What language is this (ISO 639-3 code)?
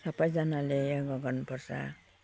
nep